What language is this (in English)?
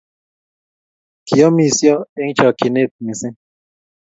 Kalenjin